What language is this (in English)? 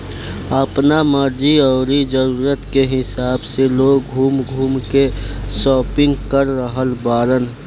Bhojpuri